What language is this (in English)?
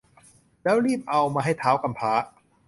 Thai